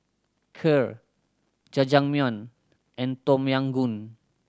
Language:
English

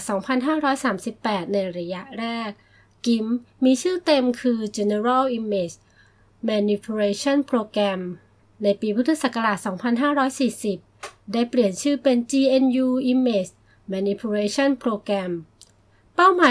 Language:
Thai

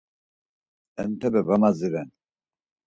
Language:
Laz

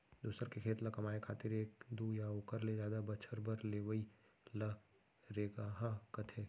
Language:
Chhattisgarhi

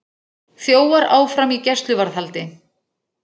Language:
Icelandic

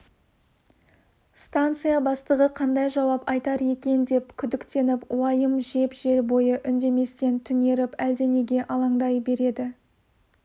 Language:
Kazakh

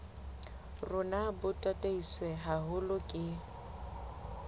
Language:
Southern Sotho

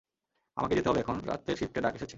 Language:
Bangla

